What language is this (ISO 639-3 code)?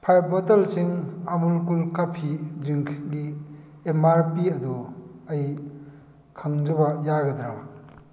mni